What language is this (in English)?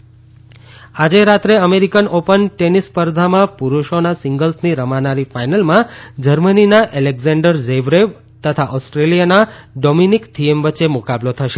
Gujarati